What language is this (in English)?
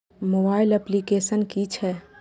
Maithili